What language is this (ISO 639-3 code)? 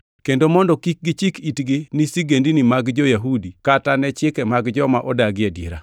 luo